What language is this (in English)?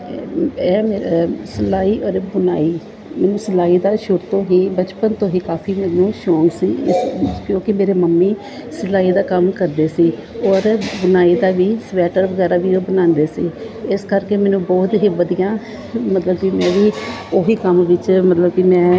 Punjabi